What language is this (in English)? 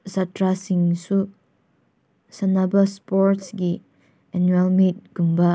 Manipuri